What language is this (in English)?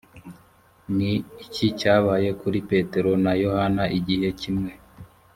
Kinyarwanda